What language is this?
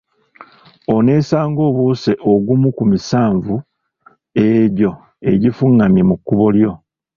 Ganda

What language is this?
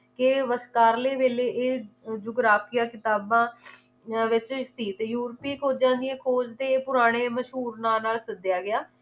Punjabi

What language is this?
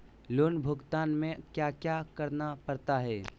Magahi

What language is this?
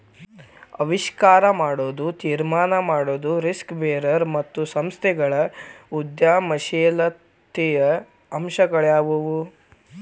Kannada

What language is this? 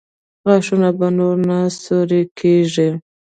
Pashto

